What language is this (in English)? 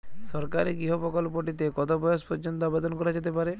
Bangla